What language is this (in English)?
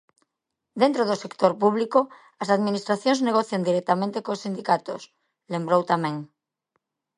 Galician